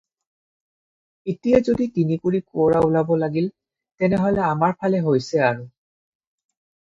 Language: Assamese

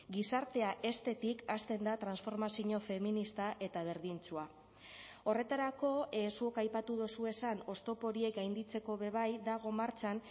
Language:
Basque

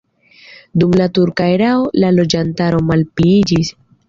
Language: Esperanto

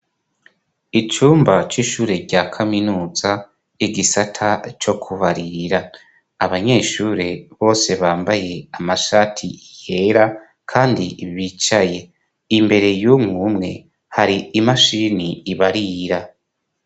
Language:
Rundi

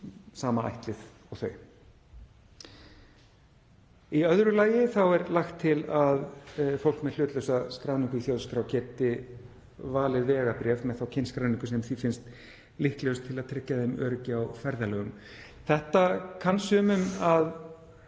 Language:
Icelandic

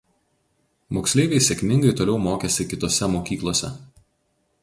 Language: Lithuanian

